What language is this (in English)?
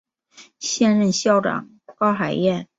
Chinese